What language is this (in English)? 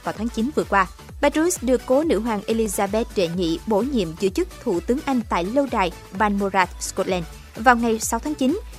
Vietnamese